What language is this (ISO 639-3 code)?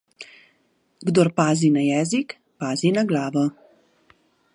slv